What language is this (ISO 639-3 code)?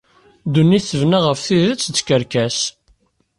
kab